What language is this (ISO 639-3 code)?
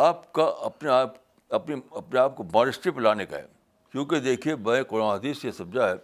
urd